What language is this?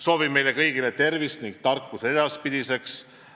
Estonian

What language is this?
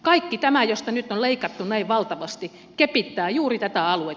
Finnish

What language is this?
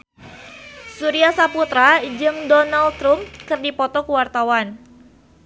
Sundanese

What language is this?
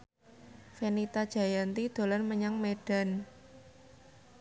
Javanese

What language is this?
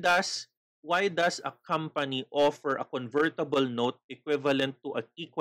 Filipino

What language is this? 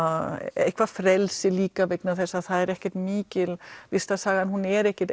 Icelandic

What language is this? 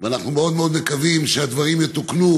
Hebrew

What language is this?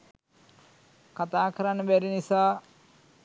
Sinhala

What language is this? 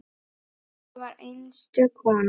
Icelandic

